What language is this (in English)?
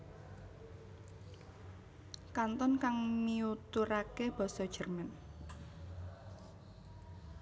Javanese